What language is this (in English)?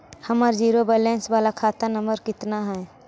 Magahi